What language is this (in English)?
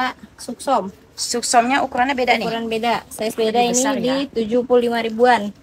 Indonesian